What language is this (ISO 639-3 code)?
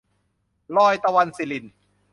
tha